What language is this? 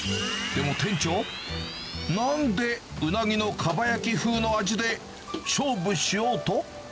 Japanese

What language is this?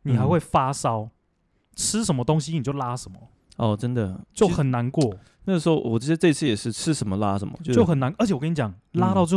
Chinese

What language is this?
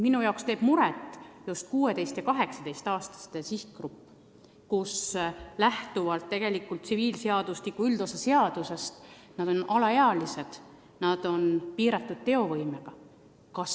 Estonian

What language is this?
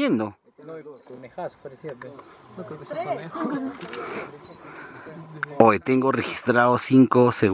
Spanish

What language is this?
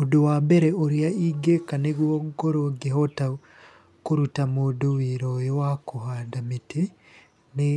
Kikuyu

